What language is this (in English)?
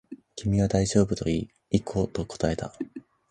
Japanese